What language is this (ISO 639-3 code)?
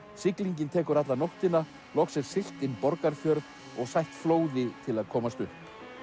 isl